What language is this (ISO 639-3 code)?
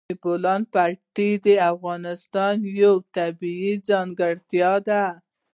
pus